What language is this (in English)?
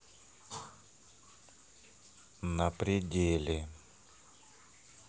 Russian